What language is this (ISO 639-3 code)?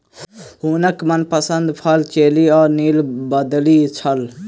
mai